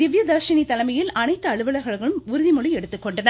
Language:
Tamil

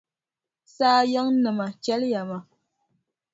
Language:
Dagbani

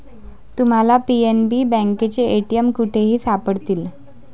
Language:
Marathi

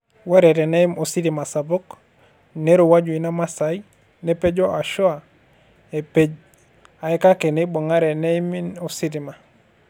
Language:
Masai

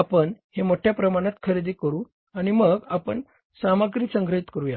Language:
Marathi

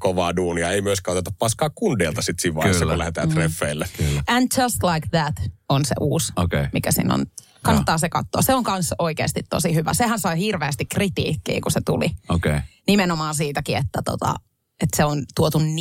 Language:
Finnish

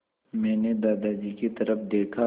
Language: Hindi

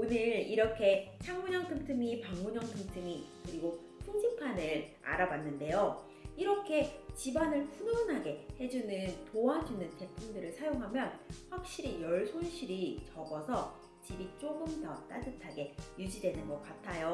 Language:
Korean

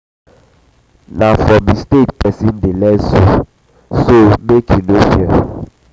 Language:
Nigerian Pidgin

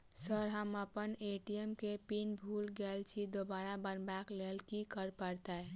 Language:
Maithili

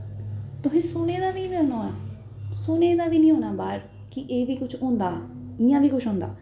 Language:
Dogri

